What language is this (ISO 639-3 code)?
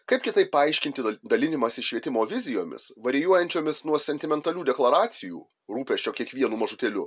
lit